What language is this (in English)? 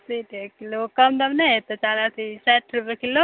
Maithili